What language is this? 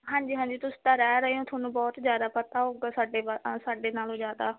Punjabi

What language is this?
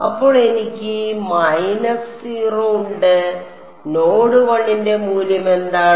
Malayalam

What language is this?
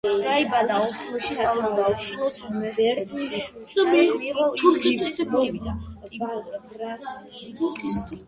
Georgian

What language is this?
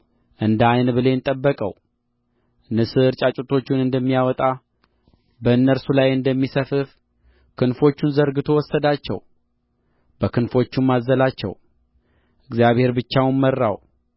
Amharic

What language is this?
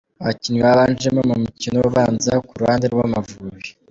Kinyarwanda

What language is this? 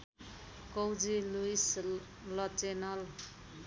Nepali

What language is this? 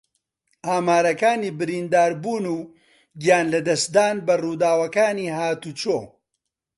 Central Kurdish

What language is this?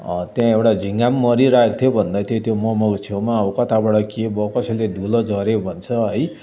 Nepali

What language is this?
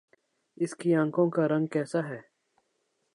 Urdu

